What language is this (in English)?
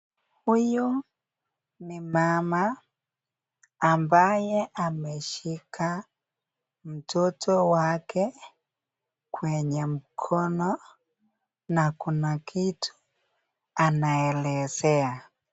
Swahili